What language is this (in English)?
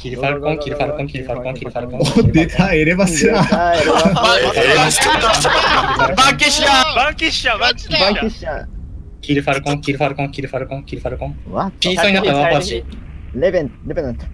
Japanese